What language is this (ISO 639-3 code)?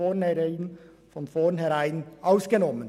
gsw